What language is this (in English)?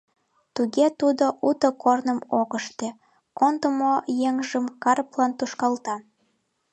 Mari